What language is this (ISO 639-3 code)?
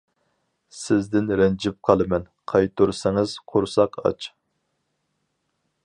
uig